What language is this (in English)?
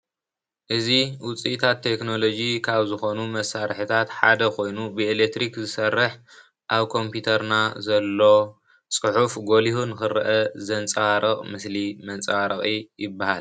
Tigrinya